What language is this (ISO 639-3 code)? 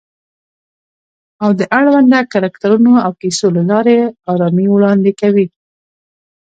pus